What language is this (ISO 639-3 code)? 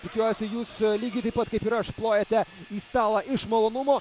lit